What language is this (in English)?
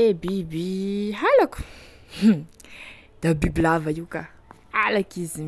Tesaka Malagasy